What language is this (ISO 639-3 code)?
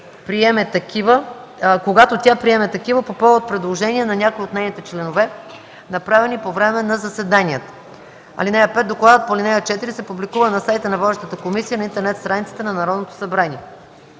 bul